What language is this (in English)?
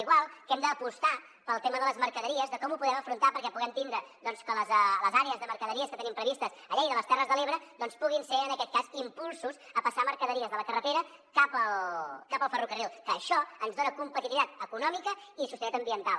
Catalan